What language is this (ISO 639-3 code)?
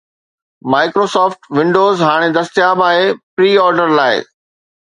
snd